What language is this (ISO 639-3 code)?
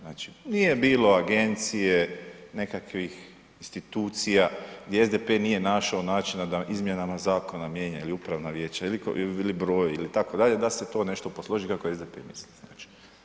hrv